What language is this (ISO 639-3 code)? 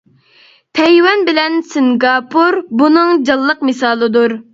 uig